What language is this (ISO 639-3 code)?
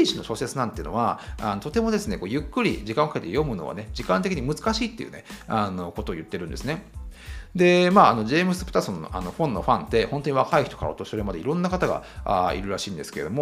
jpn